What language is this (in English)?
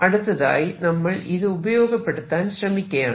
Malayalam